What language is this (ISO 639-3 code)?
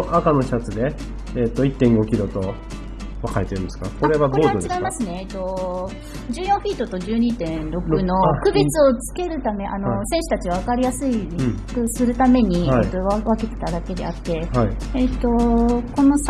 jpn